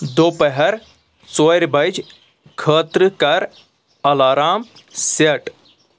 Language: Kashmiri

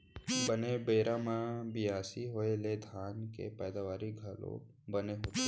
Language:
Chhattisgarhi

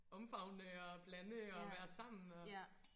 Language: Danish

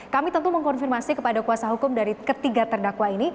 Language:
Indonesian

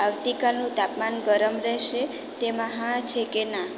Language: Gujarati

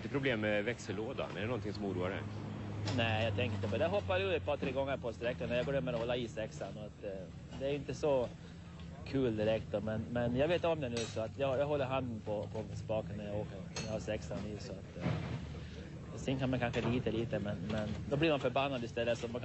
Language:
Swedish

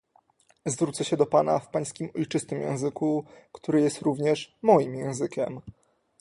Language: Polish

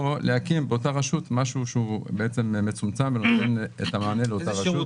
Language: Hebrew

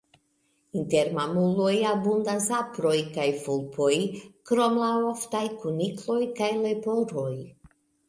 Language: Esperanto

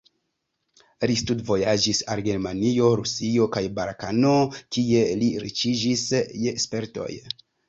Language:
Esperanto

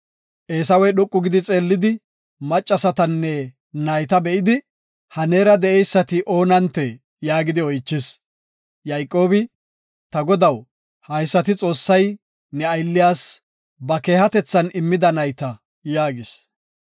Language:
Gofa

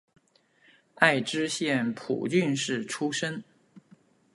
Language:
Chinese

